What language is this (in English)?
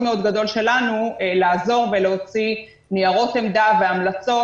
Hebrew